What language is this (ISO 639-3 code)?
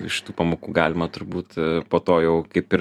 lit